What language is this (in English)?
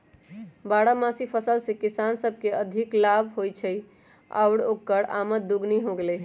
Magahi